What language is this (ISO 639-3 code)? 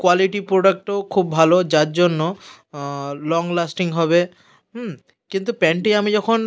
ben